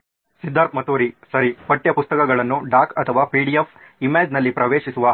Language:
Kannada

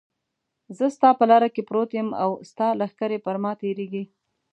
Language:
Pashto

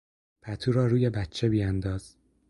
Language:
Persian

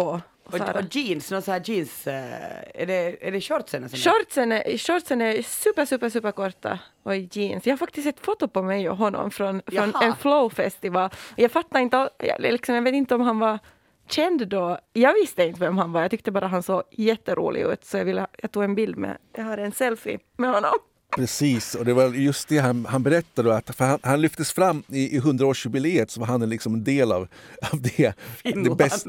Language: Swedish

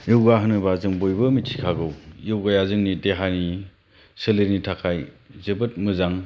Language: Bodo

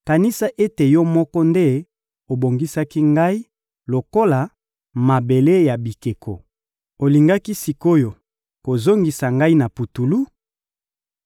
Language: Lingala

